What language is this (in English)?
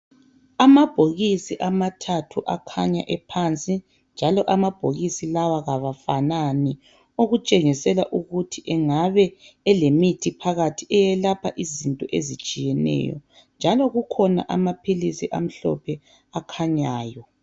North Ndebele